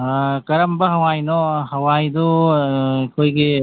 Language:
Manipuri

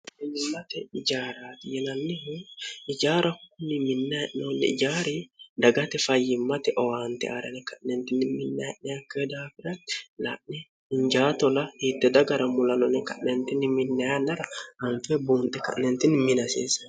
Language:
Sidamo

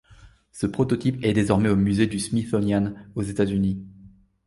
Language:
French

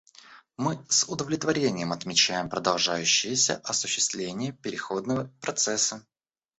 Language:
Russian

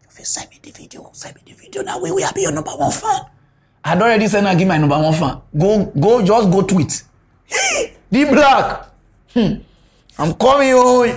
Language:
English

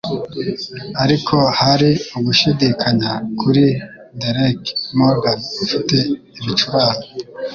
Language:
Kinyarwanda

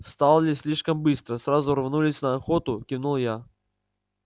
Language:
Russian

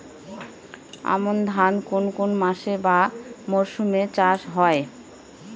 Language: Bangla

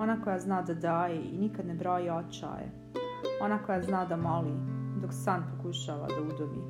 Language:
Croatian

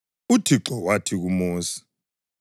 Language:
North Ndebele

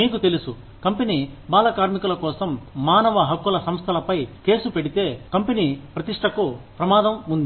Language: Telugu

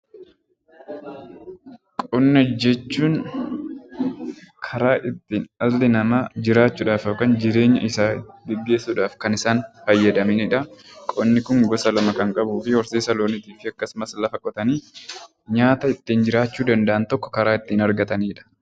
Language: Oromo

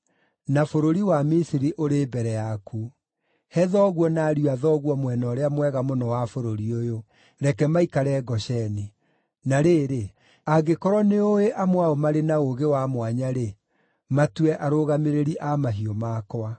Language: Kikuyu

